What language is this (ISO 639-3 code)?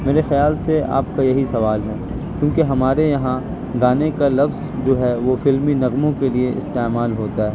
urd